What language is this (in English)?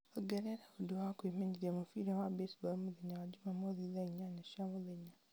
Kikuyu